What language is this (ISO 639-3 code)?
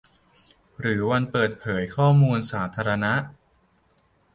tha